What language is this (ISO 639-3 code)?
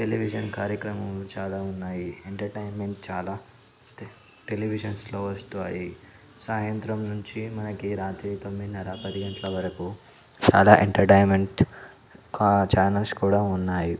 tel